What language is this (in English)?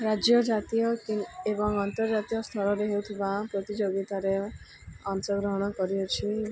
Odia